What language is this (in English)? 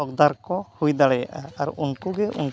Santali